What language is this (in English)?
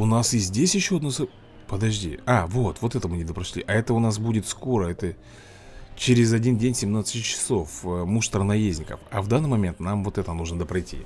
Russian